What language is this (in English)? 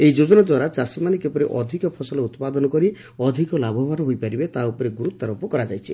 Odia